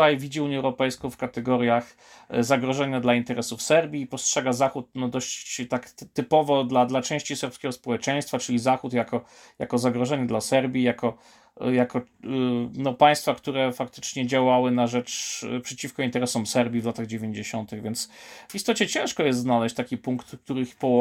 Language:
Polish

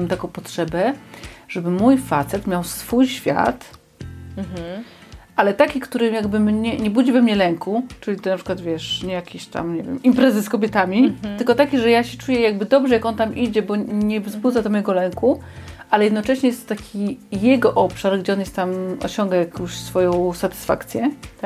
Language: Polish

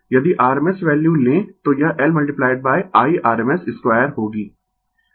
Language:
Hindi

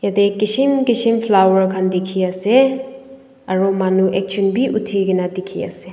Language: Naga Pidgin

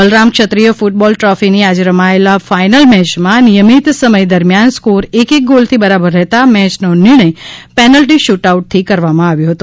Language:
Gujarati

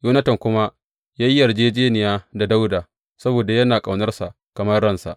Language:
Hausa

